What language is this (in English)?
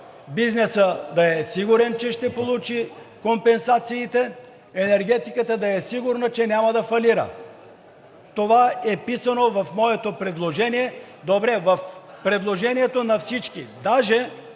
Bulgarian